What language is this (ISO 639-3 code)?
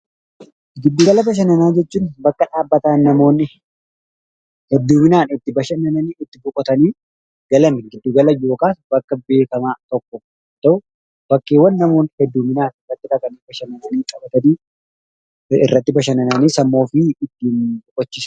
orm